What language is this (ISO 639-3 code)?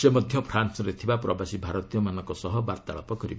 ori